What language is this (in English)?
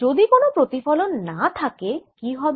Bangla